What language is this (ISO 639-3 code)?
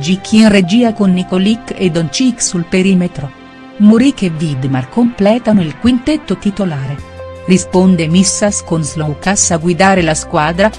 ita